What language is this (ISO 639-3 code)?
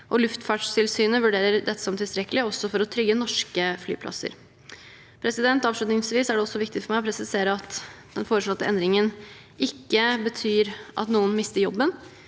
nor